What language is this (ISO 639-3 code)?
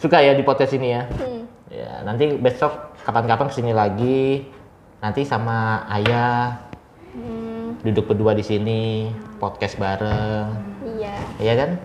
ind